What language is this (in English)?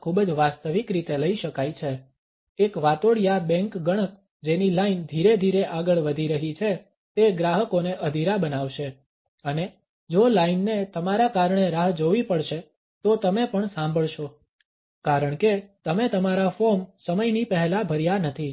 Gujarati